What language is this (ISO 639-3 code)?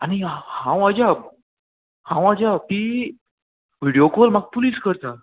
kok